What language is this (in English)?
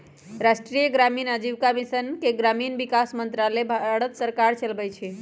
Magahi